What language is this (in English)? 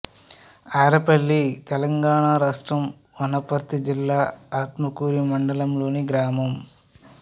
Telugu